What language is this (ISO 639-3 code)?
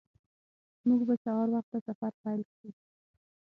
pus